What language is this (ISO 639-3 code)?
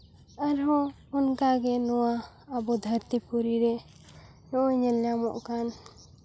sat